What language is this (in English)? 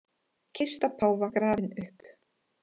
Icelandic